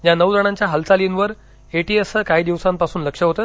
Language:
Marathi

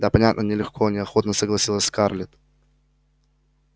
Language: Russian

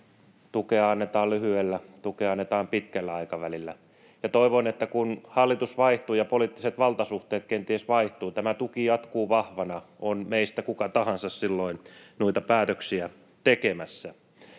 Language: Finnish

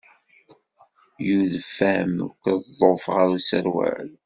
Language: Kabyle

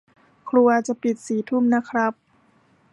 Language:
Thai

